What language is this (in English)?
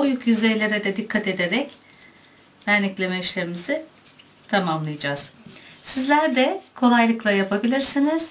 Turkish